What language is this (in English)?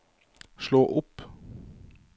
Norwegian